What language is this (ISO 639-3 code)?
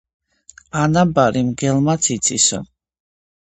kat